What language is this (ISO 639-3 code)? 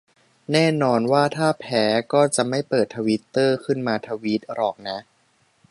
tha